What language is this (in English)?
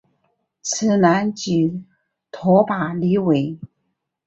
Chinese